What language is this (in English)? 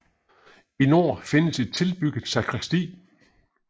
Danish